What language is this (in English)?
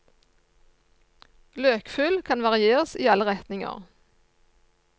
Norwegian